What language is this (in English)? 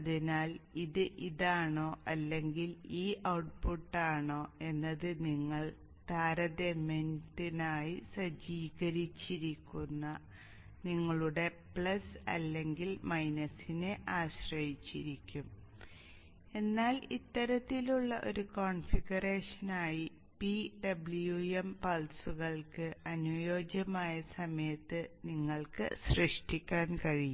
Malayalam